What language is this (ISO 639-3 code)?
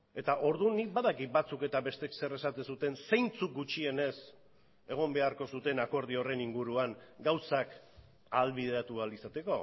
eus